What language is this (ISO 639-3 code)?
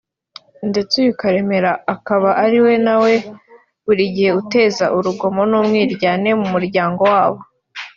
kin